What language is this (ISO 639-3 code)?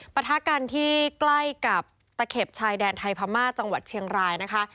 tha